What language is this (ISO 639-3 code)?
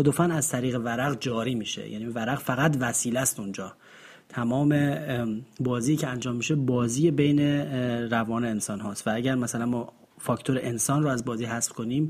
fas